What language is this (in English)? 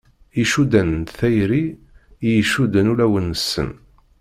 Kabyle